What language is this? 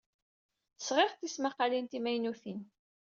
Kabyle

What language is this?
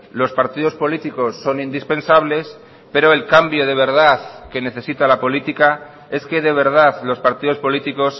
Spanish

